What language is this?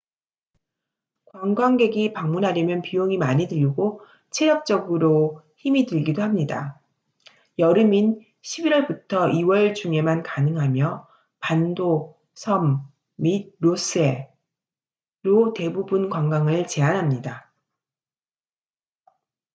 Korean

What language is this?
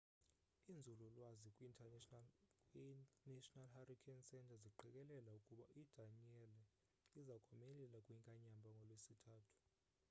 Xhosa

